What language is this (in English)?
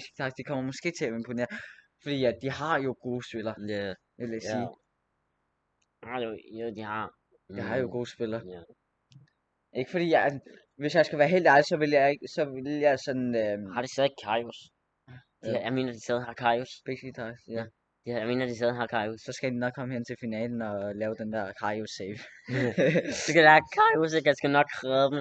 Danish